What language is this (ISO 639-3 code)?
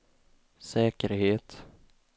swe